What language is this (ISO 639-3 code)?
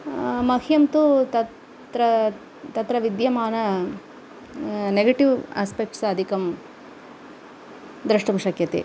san